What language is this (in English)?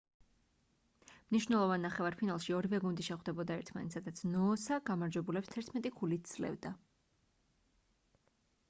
Georgian